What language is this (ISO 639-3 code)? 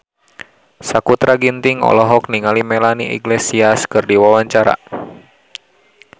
sun